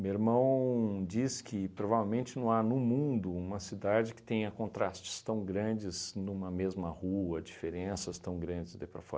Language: Portuguese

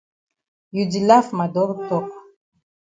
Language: Cameroon Pidgin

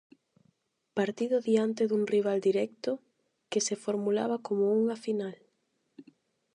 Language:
Galician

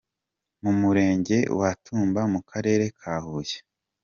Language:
Kinyarwanda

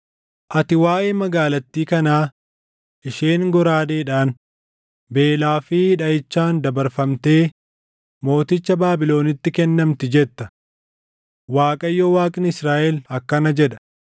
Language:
Oromo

